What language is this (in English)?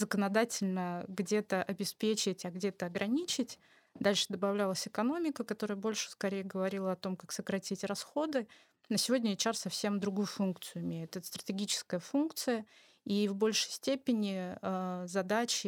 Russian